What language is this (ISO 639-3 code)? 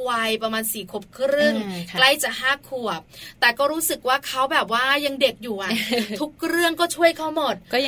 tha